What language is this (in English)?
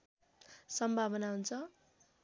Nepali